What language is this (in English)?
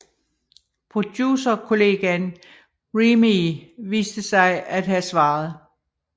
Danish